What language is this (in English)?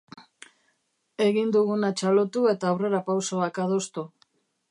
Basque